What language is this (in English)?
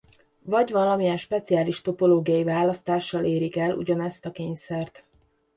Hungarian